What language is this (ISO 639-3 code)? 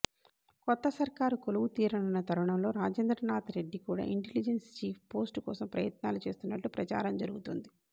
tel